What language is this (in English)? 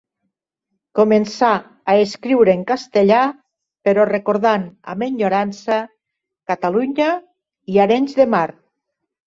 Catalan